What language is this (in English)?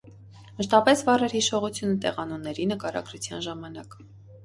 Armenian